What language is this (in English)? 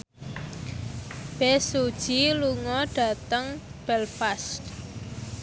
Javanese